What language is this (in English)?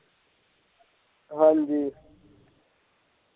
Punjabi